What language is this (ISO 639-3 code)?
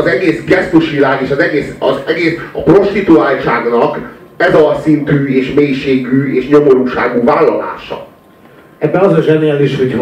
hun